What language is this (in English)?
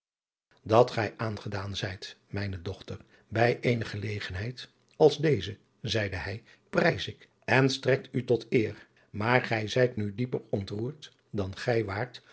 Dutch